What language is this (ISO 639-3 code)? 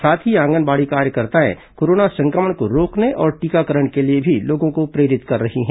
hin